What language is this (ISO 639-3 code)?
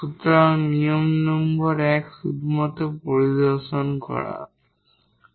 ben